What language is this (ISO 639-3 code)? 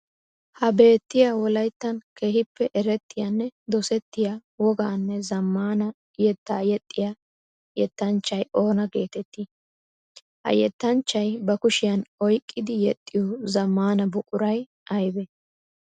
wal